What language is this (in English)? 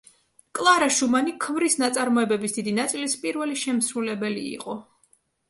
Georgian